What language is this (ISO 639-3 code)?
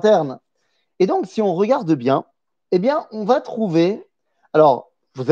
fra